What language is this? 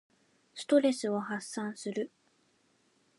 Japanese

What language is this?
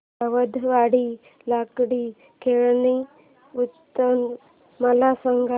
Marathi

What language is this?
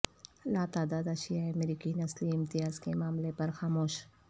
Urdu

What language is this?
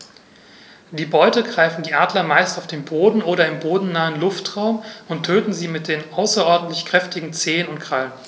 German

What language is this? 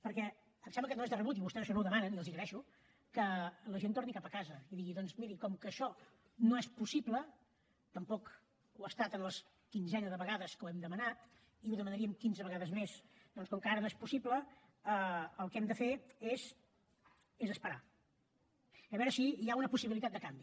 Catalan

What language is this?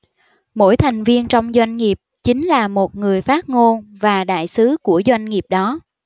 Vietnamese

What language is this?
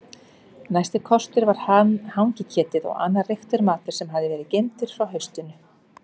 Icelandic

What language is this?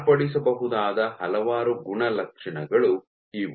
Kannada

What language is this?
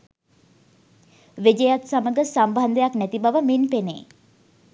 Sinhala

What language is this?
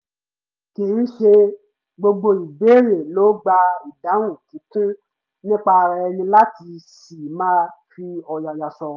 Yoruba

